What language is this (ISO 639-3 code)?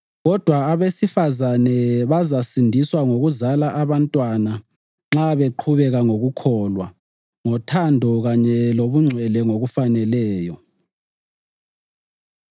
nde